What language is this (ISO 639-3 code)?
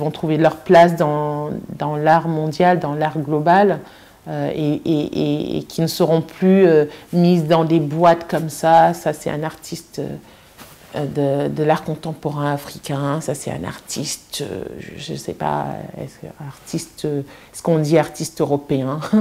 fra